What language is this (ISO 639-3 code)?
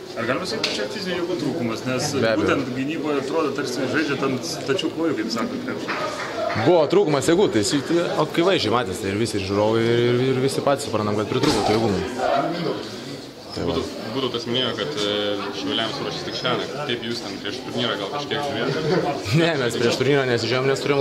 lit